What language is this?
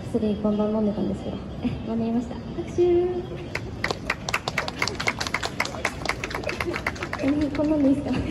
Japanese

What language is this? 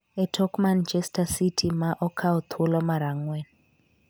Luo (Kenya and Tanzania)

